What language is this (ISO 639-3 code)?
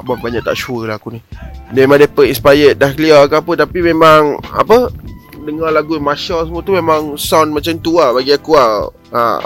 msa